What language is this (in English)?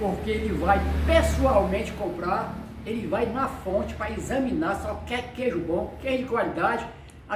Portuguese